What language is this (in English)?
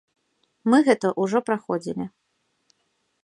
Belarusian